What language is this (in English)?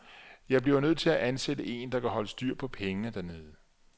Danish